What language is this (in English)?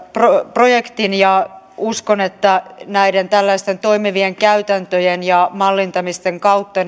Finnish